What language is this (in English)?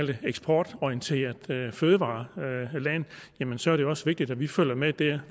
Danish